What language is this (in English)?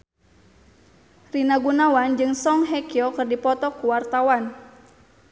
Sundanese